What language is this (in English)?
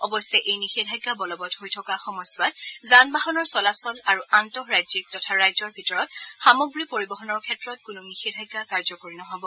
Assamese